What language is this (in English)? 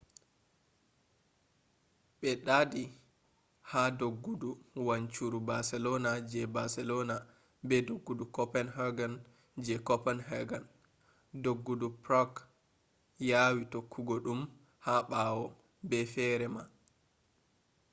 Fula